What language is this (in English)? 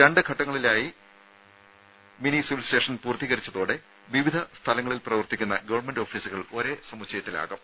Malayalam